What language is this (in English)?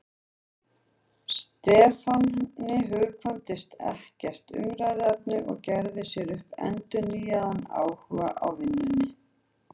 Icelandic